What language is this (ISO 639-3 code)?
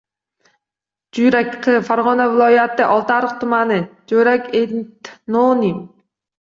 uzb